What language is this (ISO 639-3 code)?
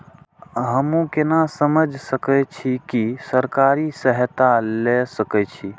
mai